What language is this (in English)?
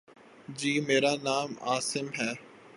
Urdu